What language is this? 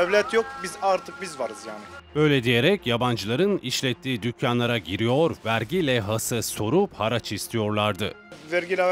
Turkish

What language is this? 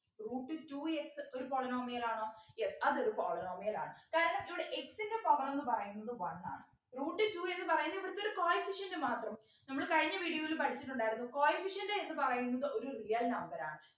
Malayalam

